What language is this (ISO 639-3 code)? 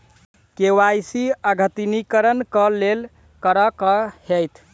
mai